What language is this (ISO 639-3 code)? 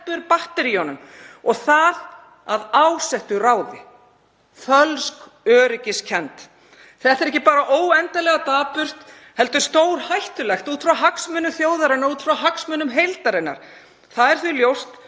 isl